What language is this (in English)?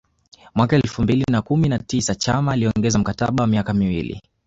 Swahili